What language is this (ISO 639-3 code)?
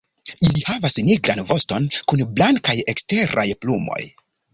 epo